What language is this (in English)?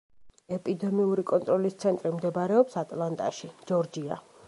Georgian